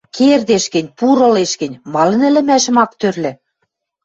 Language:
Western Mari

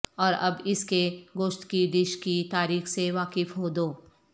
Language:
Urdu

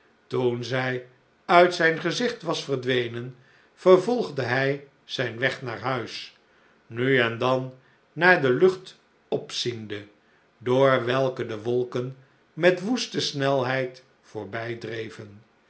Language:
Dutch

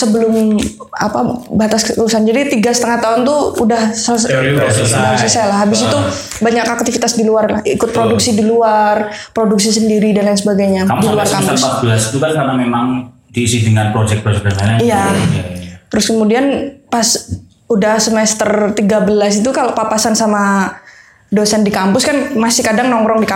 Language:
Indonesian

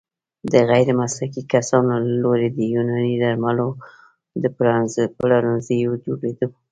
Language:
Pashto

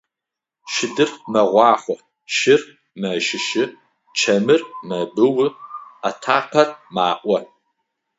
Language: Adyghe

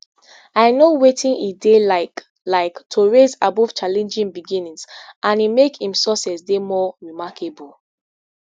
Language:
Nigerian Pidgin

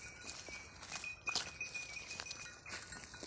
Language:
Kannada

